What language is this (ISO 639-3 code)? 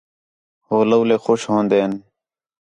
xhe